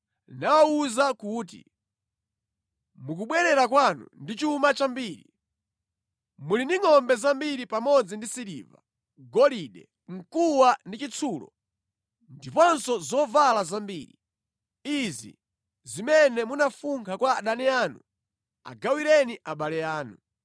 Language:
Nyanja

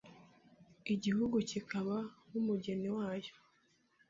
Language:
Kinyarwanda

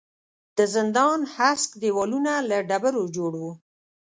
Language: Pashto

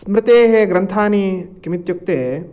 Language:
Sanskrit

